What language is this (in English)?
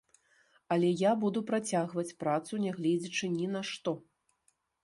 Belarusian